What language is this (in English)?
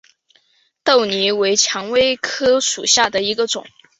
Chinese